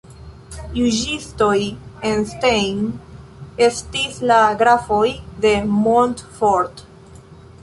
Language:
Esperanto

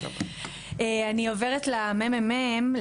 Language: Hebrew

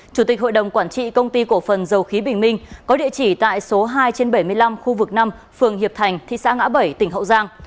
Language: Vietnamese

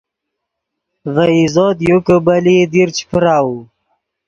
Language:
Yidgha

